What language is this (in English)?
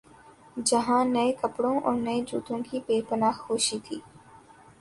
Urdu